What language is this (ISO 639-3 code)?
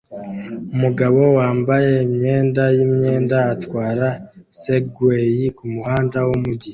kin